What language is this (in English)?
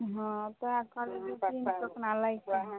Maithili